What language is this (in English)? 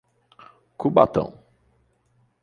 Portuguese